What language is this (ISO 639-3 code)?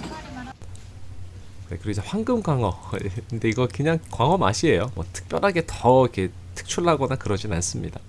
kor